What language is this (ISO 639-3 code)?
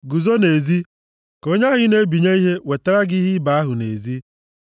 ibo